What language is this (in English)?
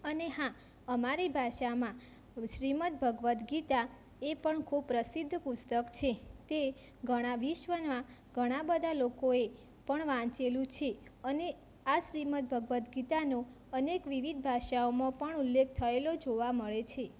Gujarati